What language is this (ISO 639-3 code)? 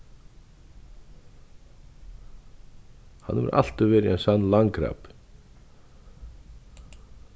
fao